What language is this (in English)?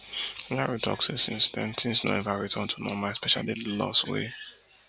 Nigerian Pidgin